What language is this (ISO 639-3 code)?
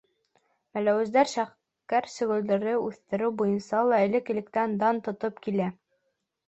bak